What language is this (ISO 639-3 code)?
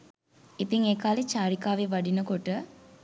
sin